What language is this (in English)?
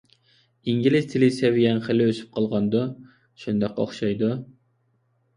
Uyghur